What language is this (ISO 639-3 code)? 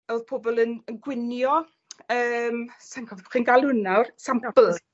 cym